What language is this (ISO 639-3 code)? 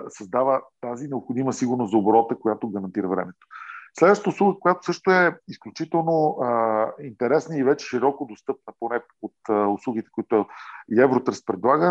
bul